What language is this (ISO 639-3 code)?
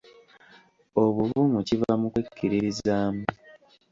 lug